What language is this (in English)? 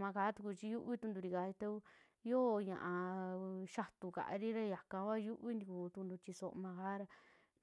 Western Juxtlahuaca Mixtec